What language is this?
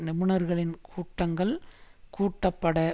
Tamil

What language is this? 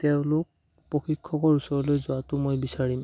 Assamese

